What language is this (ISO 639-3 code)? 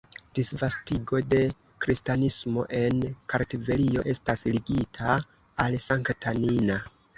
epo